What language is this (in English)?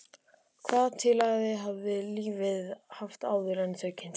Icelandic